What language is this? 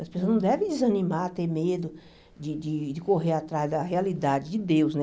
Portuguese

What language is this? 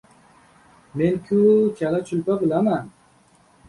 Uzbek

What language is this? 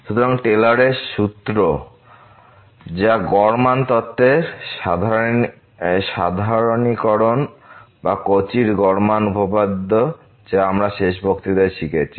Bangla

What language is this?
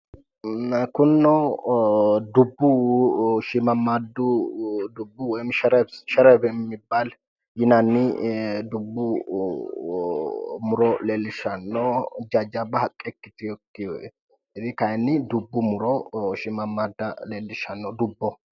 Sidamo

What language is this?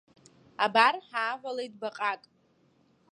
Abkhazian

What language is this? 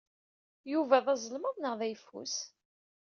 Kabyle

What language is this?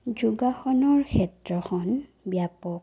Assamese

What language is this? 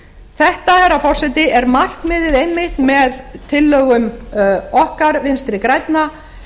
Icelandic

